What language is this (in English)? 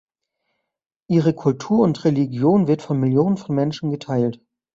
German